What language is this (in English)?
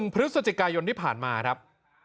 Thai